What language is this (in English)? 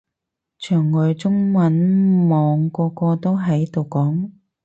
Cantonese